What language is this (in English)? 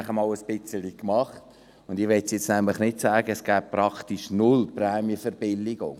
Swiss German